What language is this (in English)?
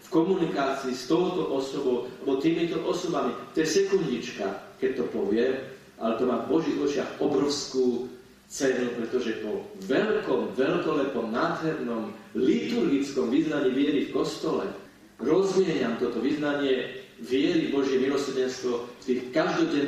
Slovak